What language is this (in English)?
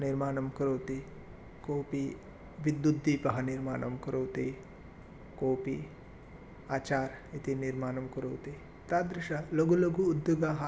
Sanskrit